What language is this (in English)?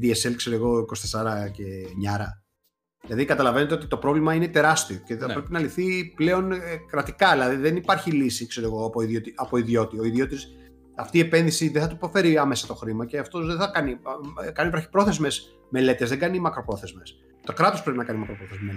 Greek